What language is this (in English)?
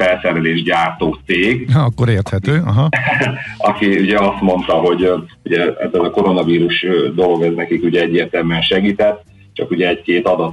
Hungarian